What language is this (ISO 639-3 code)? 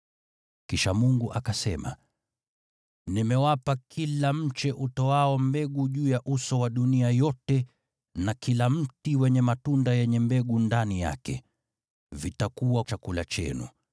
swa